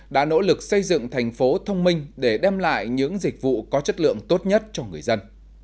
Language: Vietnamese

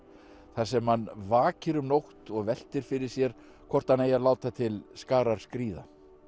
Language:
Icelandic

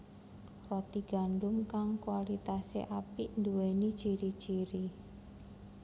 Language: Javanese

